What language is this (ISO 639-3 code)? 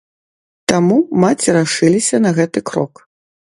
bel